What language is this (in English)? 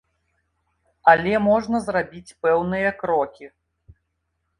Belarusian